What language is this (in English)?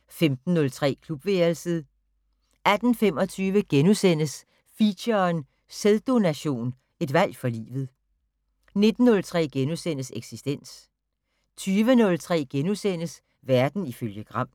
Danish